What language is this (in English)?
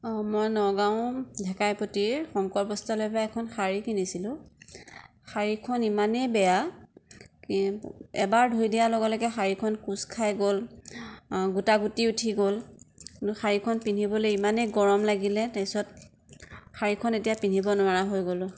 Assamese